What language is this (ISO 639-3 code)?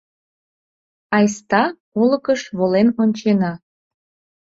chm